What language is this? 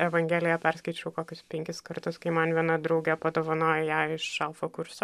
Lithuanian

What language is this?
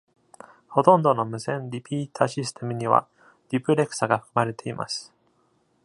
Japanese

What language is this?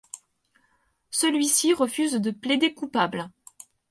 French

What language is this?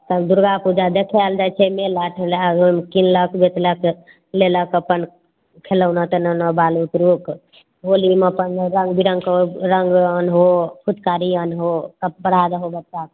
Maithili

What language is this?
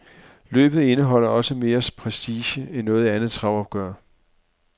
Danish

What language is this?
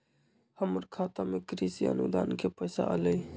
Magahi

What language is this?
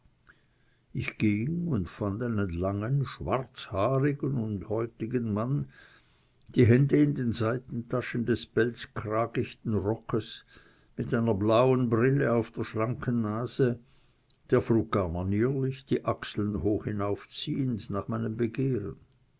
German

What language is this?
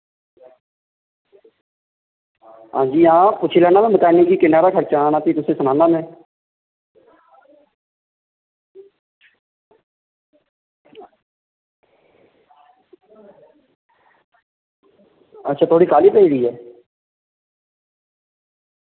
Dogri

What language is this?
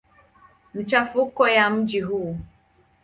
Swahili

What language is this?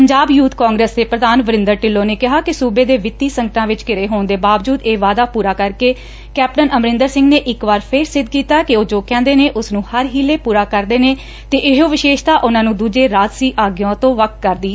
Punjabi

